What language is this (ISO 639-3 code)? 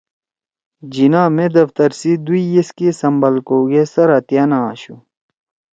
trw